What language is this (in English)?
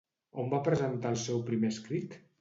Catalan